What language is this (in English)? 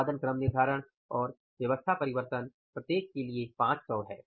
Hindi